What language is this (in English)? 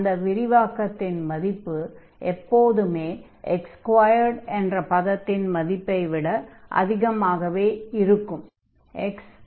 Tamil